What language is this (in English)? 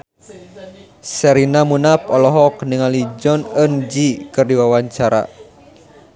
Sundanese